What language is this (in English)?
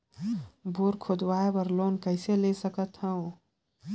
Chhattisgarhi